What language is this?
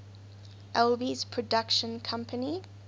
English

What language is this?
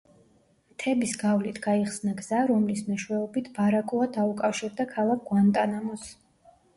Georgian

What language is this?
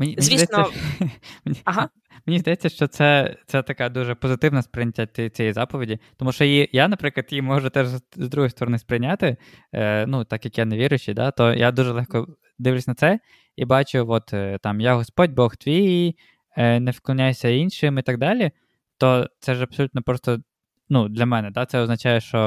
Ukrainian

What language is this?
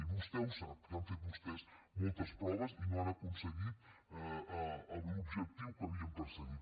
Catalan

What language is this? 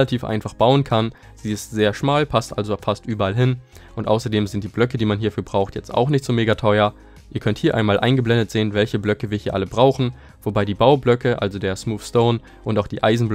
German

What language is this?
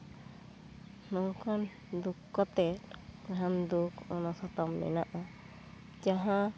Santali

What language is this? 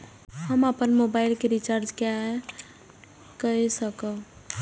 Maithili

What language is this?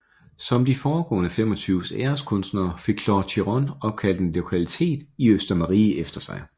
Danish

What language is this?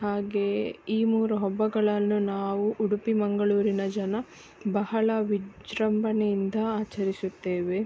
Kannada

